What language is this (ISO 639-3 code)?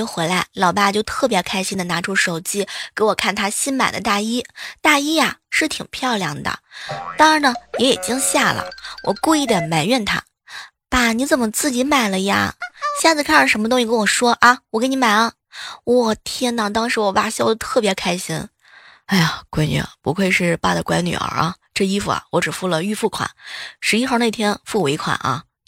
zho